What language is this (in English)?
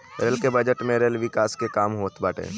Bhojpuri